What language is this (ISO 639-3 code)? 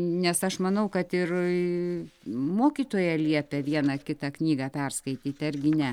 lit